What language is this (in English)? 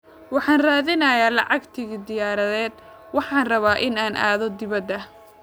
Somali